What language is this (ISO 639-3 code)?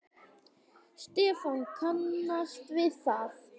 isl